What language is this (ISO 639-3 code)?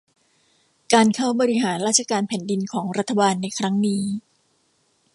tha